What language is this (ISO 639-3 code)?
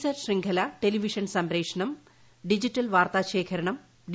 mal